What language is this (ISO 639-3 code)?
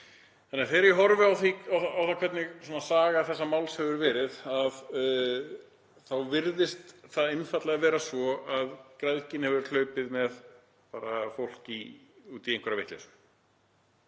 isl